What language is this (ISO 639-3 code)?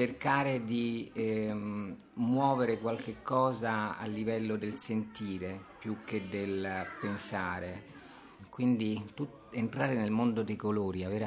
ita